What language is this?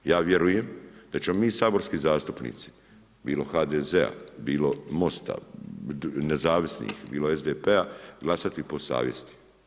Croatian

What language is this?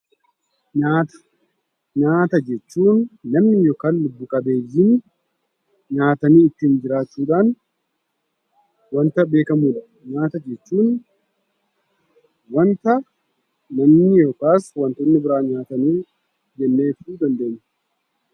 Oromo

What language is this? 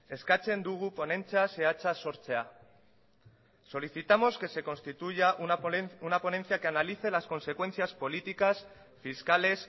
Spanish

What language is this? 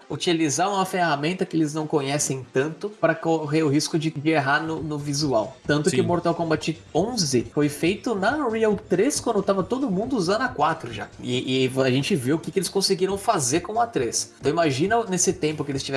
Portuguese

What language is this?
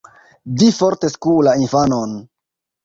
Esperanto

